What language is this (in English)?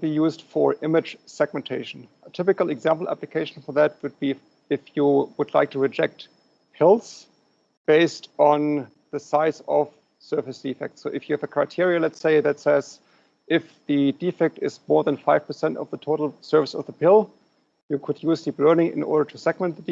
English